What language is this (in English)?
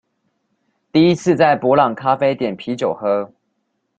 Chinese